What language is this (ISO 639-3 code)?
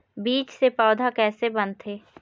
hne